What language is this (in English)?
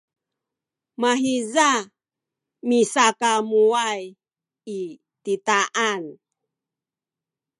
Sakizaya